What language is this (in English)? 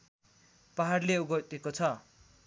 Nepali